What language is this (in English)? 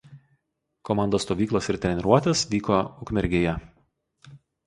Lithuanian